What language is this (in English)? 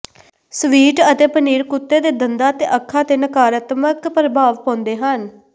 Punjabi